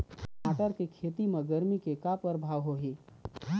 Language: Chhattisgarhi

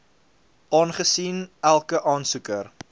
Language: Afrikaans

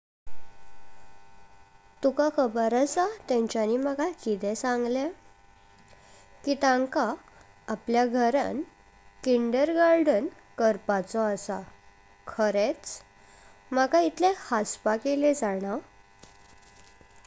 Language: Konkani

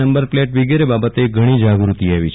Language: Gujarati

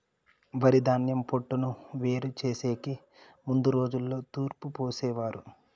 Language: Telugu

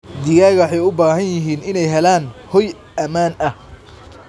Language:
Somali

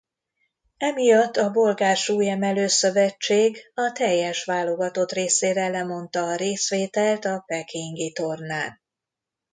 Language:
Hungarian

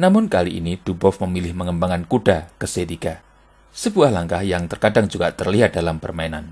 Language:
Indonesian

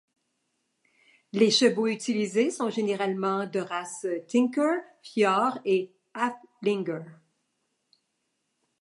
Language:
French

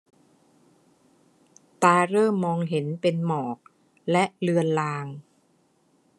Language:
Thai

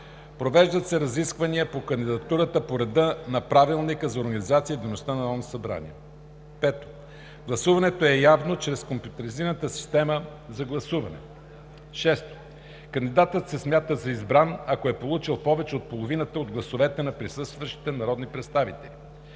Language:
Bulgarian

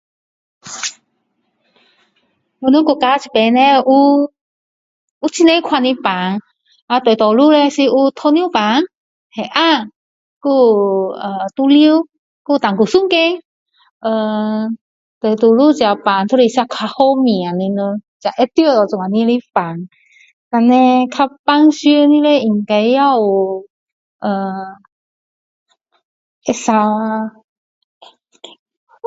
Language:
Min Dong Chinese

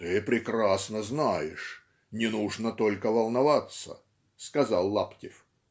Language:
Russian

